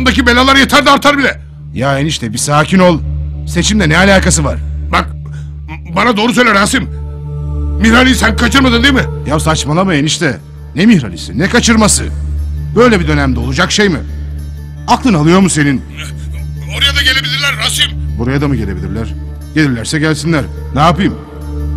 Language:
Turkish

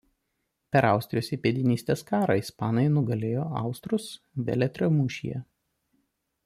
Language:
Lithuanian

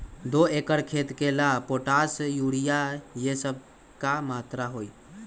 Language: Magahi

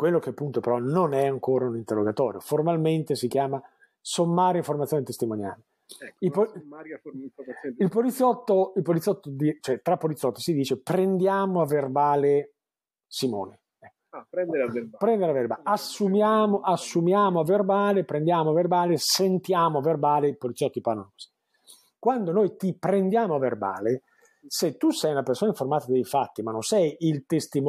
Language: Italian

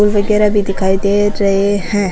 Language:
Rajasthani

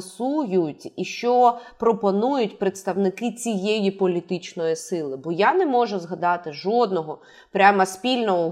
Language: Ukrainian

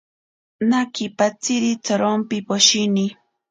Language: Ashéninka Perené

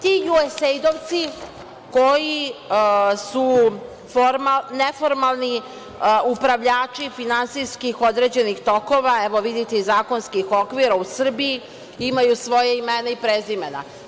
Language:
Serbian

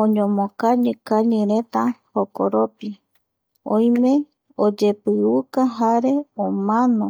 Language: Eastern Bolivian Guaraní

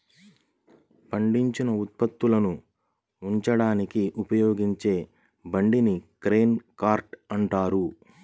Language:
Telugu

